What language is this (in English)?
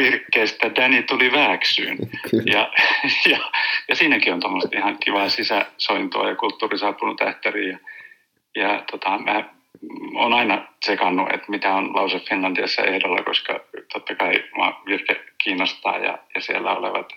Finnish